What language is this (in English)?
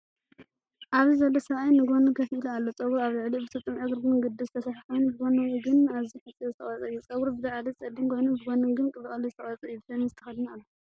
Tigrinya